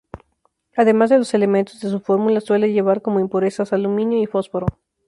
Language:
Spanish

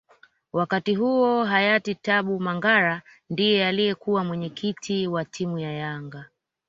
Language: Swahili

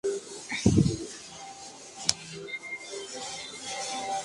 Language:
Spanish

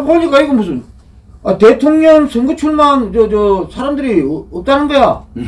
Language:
Korean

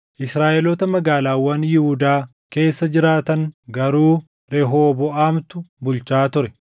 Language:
Oromo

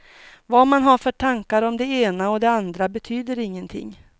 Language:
Swedish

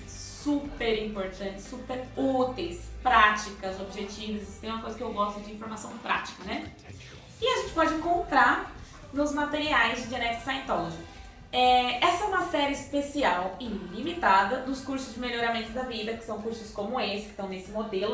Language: Portuguese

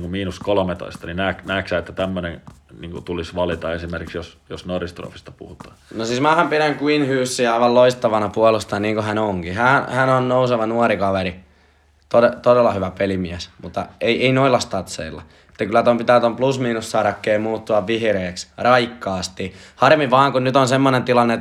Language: Finnish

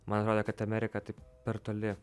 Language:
Lithuanian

